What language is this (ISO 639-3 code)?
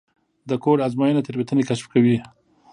pus